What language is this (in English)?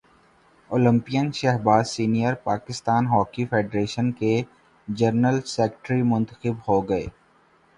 Urdu